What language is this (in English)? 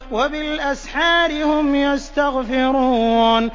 Arabic